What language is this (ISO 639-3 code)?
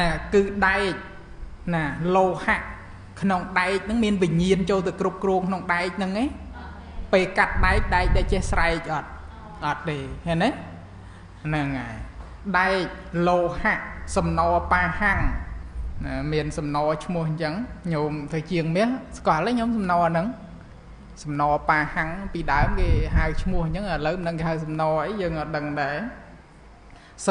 tha